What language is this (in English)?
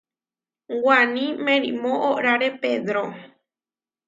Huarijio